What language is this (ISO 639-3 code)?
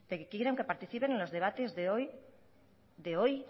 spa